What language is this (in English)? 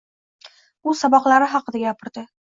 Uzbek